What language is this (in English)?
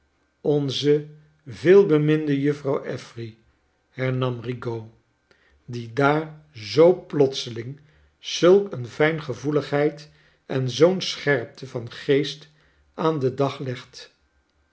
Dutch